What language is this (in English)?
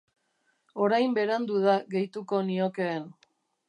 Basque